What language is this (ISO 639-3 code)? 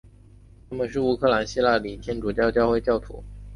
zho